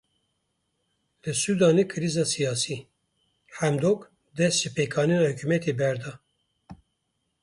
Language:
Kurdish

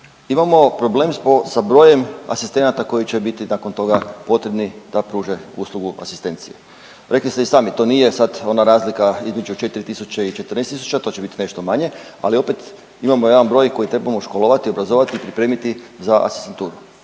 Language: Croatian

